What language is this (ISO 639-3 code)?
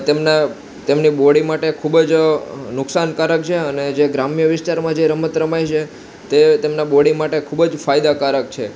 guj